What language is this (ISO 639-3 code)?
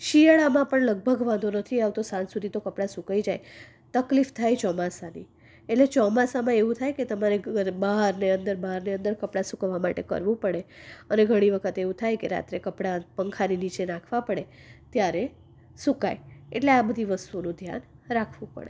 guj